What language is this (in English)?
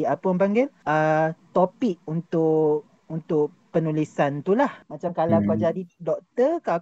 Malay